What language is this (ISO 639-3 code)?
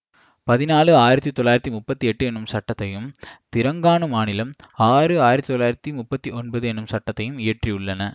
tam